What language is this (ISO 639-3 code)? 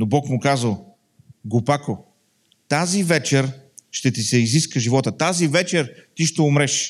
bul